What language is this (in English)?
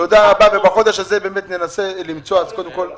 Hebrew